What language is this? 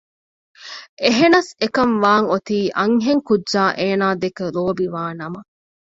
Divehi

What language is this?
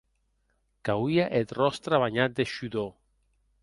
Occitan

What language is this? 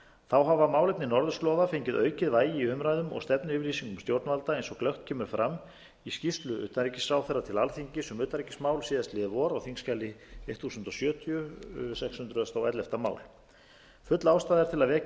Icelandic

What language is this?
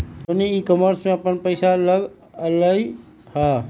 Magahi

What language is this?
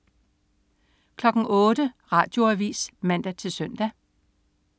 Danish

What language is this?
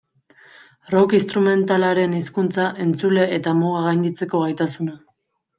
Basque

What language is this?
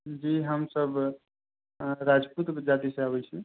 Maithili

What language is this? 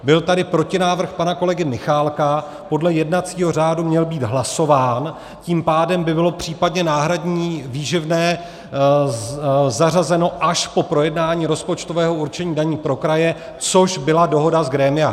Czech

